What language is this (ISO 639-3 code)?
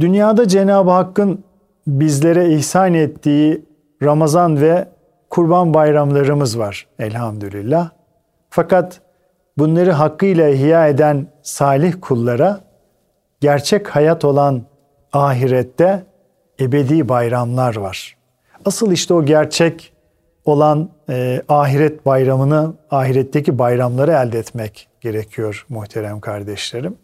tur